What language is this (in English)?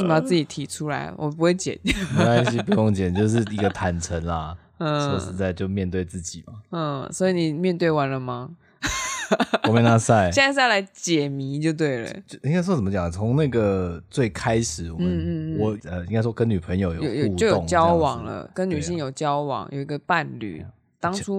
Chinese